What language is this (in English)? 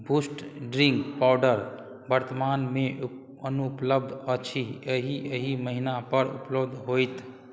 Maithili